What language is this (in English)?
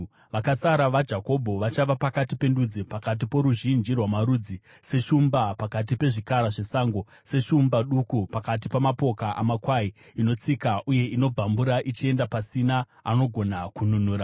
Shona